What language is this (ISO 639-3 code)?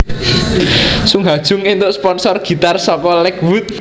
jav